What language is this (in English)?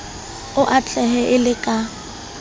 Southern Sotho